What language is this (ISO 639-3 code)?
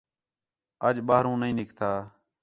xhe